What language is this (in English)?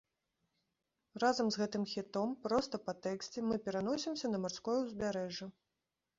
Belarusian